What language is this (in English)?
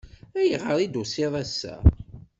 Kabyle